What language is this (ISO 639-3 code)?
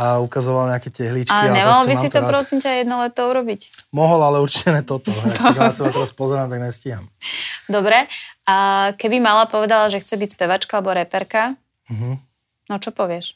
slk